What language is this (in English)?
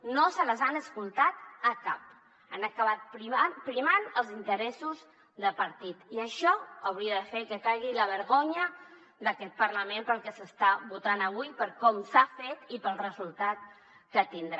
Catalan